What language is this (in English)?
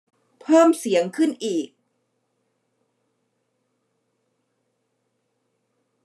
Thai